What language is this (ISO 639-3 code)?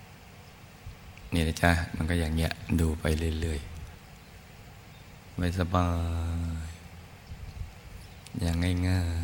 tha